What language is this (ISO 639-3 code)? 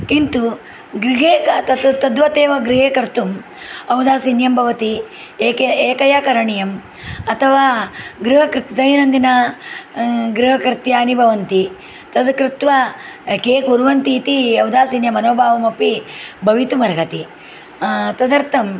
san